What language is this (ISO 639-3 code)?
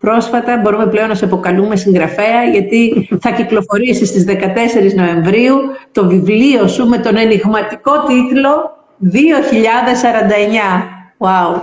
ell